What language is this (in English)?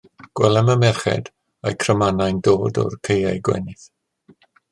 Welsh